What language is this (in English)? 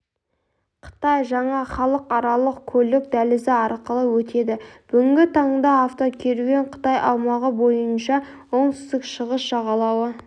Kazakh